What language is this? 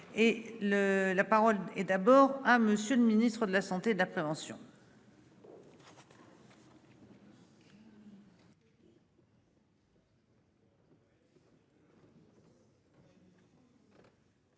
French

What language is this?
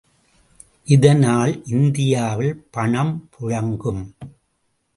Tamil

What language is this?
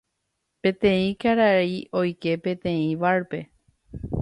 Guarani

